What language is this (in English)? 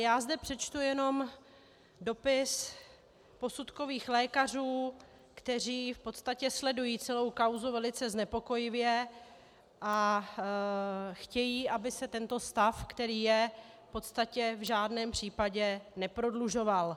Czech